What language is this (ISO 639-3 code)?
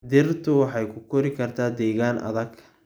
som